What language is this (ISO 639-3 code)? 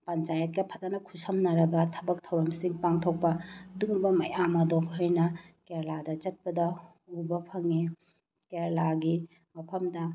mni